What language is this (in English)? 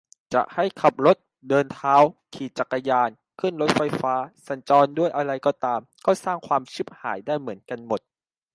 Thai